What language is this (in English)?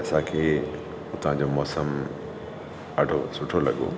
Sindhi